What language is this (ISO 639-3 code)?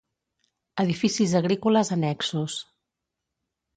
cat